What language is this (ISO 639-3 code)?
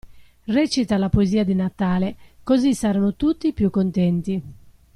ita